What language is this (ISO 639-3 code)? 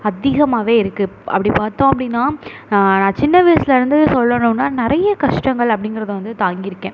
tam